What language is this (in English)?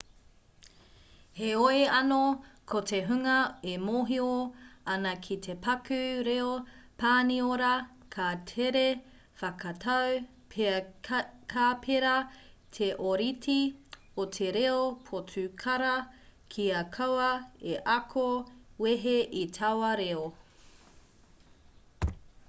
Māori